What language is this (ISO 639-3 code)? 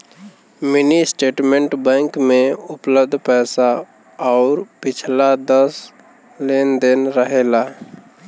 bho